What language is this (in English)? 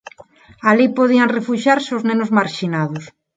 Galician